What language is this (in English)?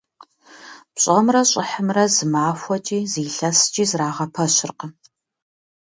Kabardian